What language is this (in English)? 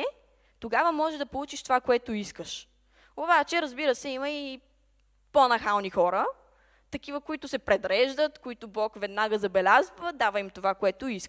Bulgarian